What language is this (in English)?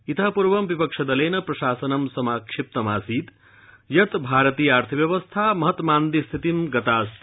Sanskrit